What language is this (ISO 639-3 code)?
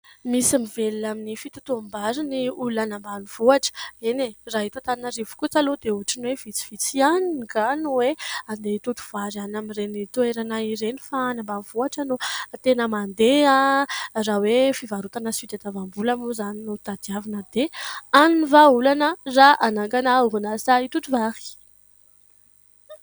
mlg